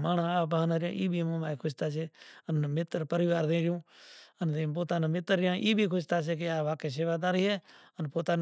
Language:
Kachi Koli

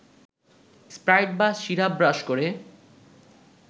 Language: Bangla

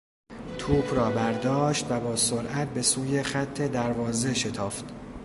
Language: Persian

